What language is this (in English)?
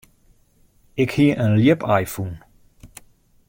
Western Frisian